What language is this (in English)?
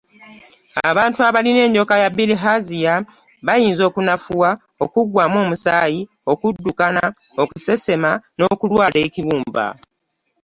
Ganda